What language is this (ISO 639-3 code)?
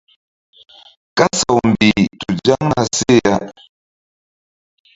mdd